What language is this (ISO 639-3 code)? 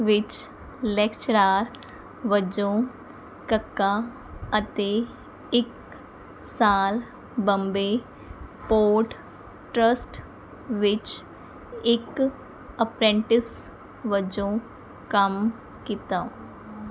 pan